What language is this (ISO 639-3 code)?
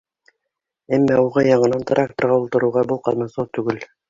bak